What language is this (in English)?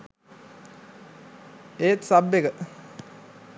Sinhala